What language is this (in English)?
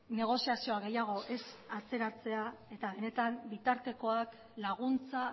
Basque